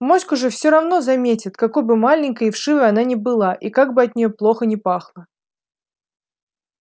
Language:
Russian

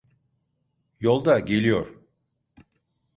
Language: Turkish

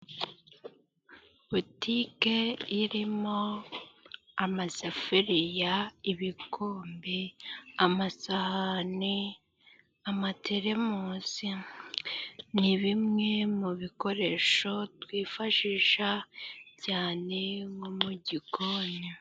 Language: Kinyarwanda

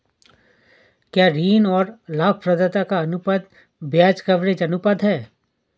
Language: Hindi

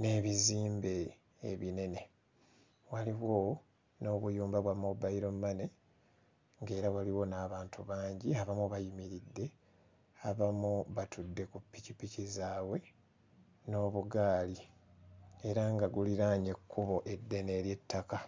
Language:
Ganda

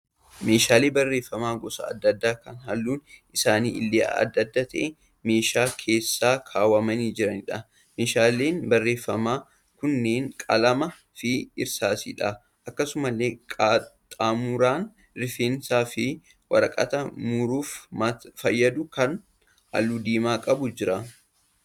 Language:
Oromo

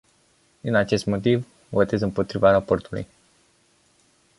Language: Romanian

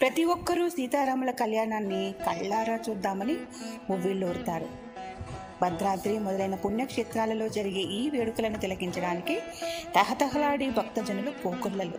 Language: Telugu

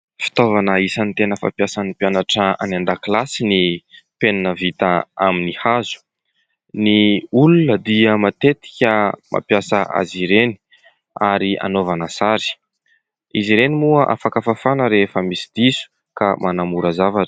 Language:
Malagasy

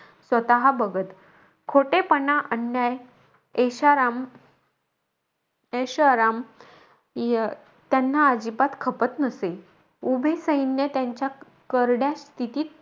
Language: Marathi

